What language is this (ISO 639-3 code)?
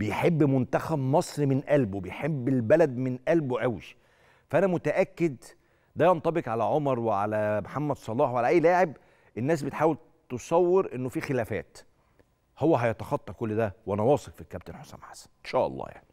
ara